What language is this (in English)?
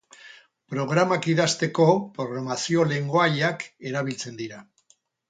Basque